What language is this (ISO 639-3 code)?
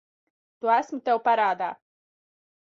lav